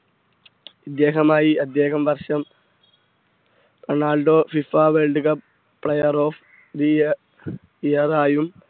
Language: Malayalam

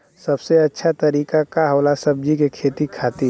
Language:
Bhojpuri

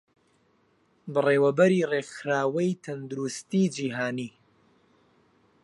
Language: Central Kurdish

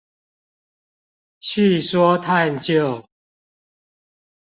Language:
Chinese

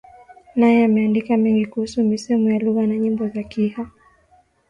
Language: Swahili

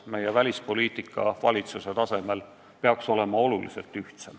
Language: Estonian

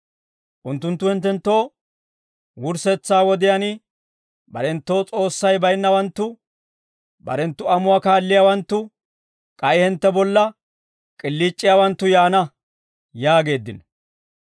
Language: Dawro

